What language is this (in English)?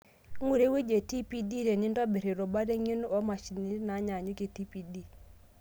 Masai